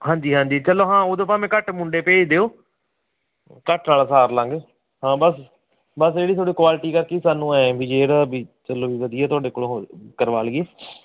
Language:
Punjabi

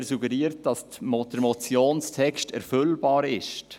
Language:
Swiss German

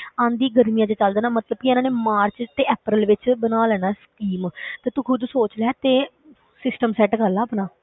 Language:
Punjabi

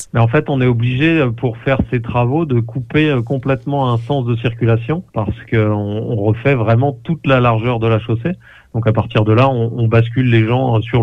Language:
French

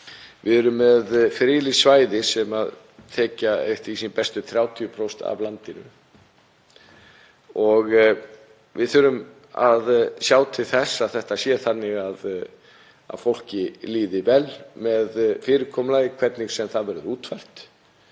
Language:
Icelandic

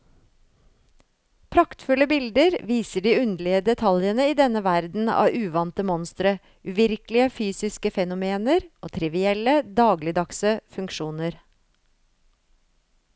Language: Norwegian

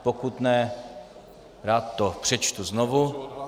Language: Czech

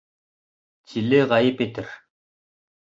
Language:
Bashkir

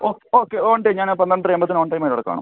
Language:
Malayalam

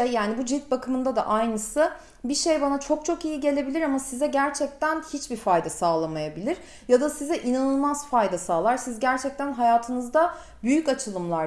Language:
Turkish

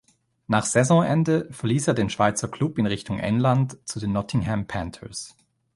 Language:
German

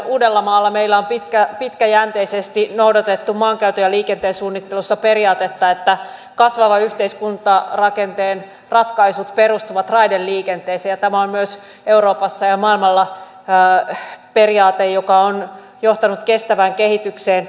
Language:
Finnish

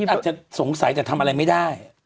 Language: Thai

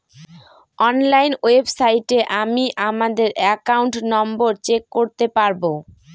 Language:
Bangla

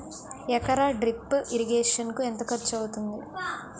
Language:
Telugu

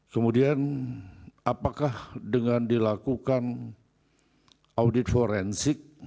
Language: Indonesian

